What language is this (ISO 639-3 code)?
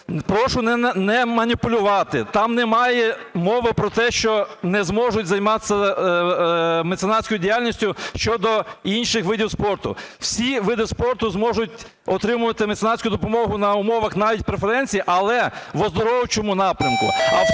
ukr